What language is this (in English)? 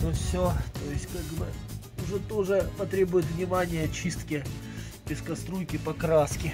Russian